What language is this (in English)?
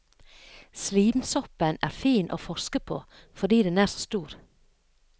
Norwegian